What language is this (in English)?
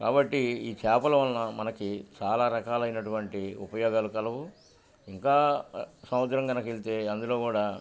Telugu